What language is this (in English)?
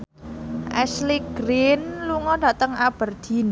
Javanese